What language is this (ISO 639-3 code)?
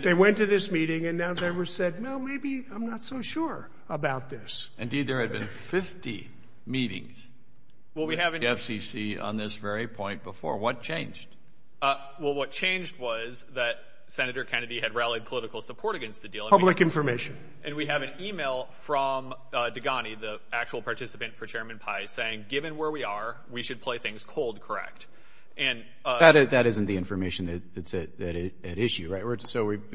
eng